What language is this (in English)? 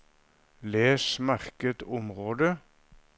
Norwegian